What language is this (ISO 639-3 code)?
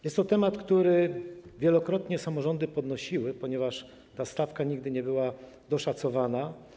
pol